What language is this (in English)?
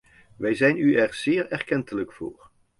Dutch